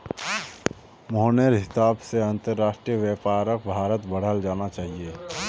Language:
Magahi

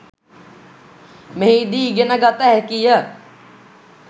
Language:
Sinhala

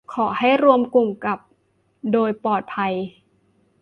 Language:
Thai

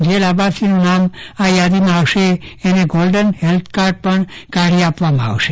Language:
Gujarati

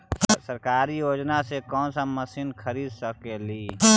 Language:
Magahi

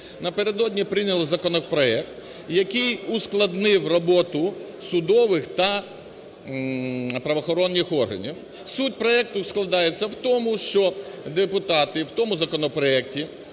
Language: Ukrainian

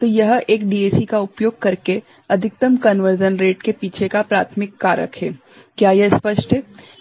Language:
Hindi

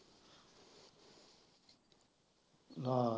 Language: Punjabi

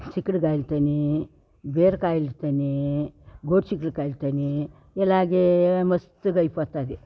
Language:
Telugu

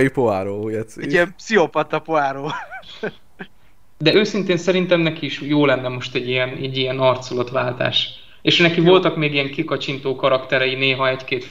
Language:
Hungarian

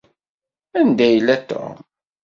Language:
Kabyle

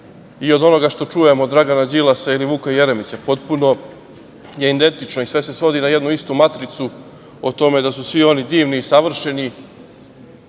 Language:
Serbian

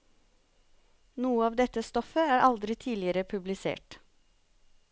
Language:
Norwegian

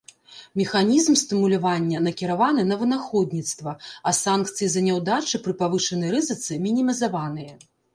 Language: Belarusian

